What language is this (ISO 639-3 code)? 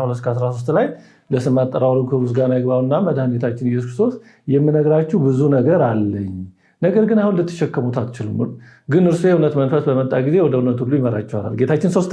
ind